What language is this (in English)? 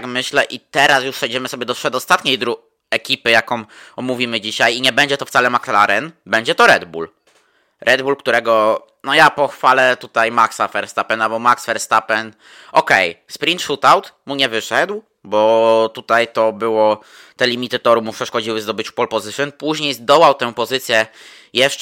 Polish